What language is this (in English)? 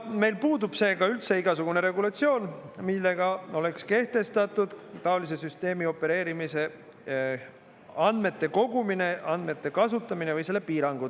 Estonian